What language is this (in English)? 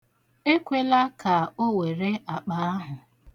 Igbo